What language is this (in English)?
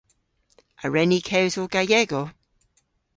Cornish